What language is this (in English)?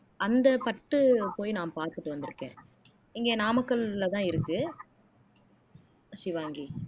Tamil